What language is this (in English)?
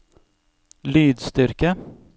Norwegian